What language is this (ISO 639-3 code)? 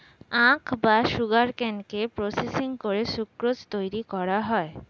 ben